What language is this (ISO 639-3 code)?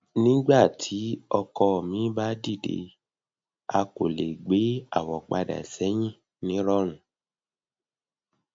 yor